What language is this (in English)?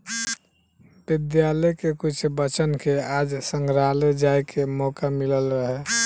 Bhojpuri